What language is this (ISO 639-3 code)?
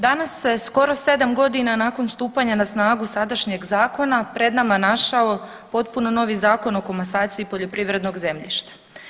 hrv